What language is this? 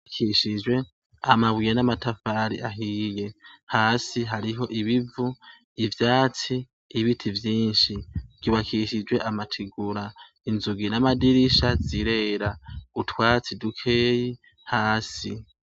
Rundi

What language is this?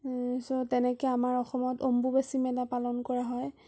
Assamese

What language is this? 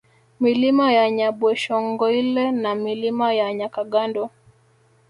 Swahili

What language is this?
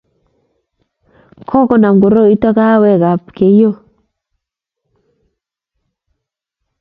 Kalenjin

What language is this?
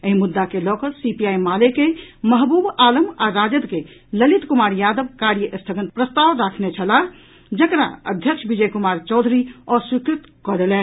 Maithili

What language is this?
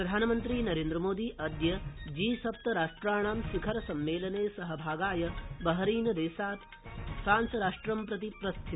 Sanskrit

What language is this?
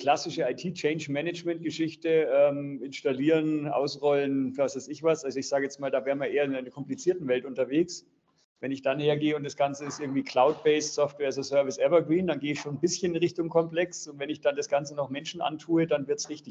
German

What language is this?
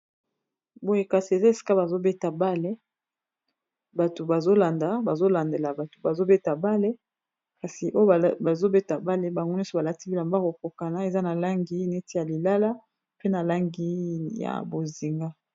Lingala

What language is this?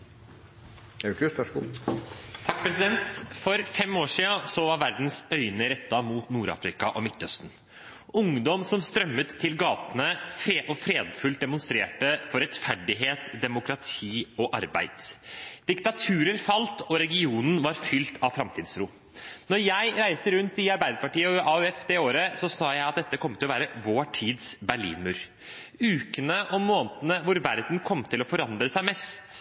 Norwegian Bokmål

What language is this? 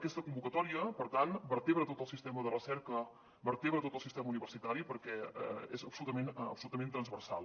Catalan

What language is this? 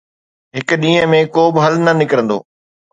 Sindhi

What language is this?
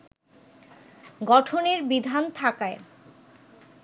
Bangla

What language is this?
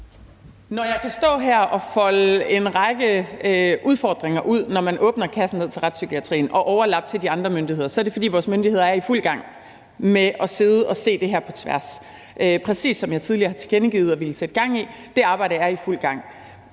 Danish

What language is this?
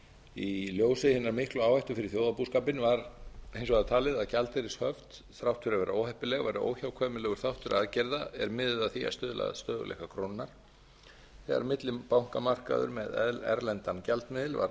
Icelandic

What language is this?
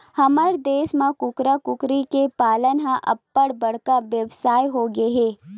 Chhattisgarhi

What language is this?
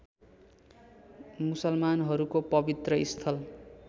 Nepali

